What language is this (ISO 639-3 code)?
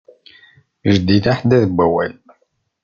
kab